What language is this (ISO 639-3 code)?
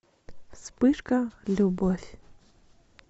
rus